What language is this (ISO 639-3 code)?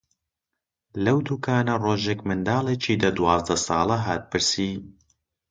ckb